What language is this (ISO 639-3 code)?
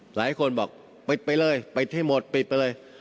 tha